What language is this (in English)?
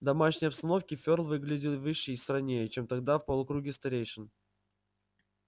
Russian